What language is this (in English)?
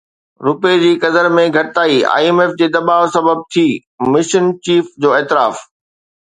Sindhi